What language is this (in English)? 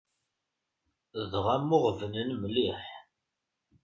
Kabyle